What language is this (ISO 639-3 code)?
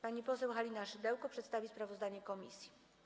pol